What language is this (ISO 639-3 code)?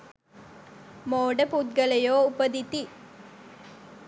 sin